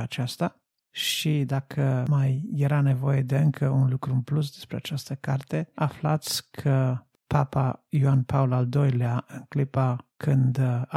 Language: Romanian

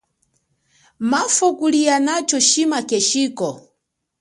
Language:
Chokwe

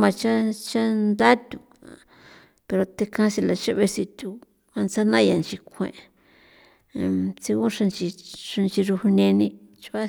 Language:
San Felipe Otlaltepec Popoloca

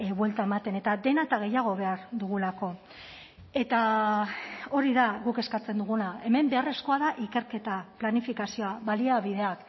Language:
Basque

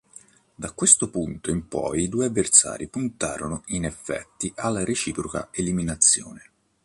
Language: Italian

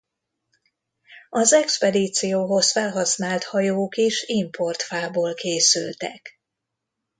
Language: Hungarian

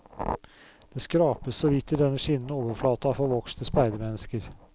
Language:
Norwegian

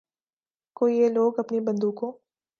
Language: Urdu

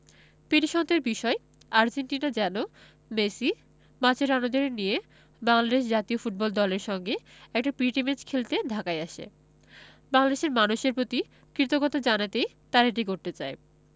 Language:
Bangla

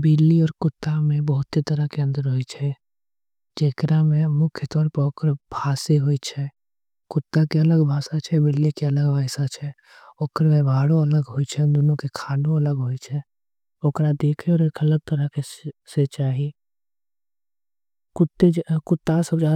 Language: Angika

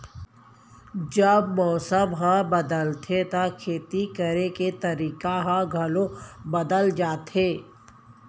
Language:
Chhattisgarhi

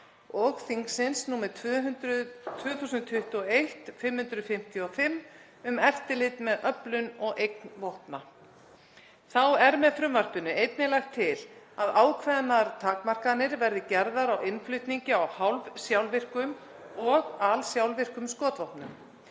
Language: Icelandic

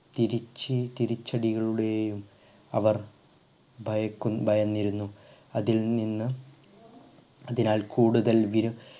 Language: Malayalam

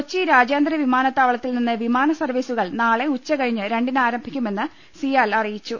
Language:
Malayalam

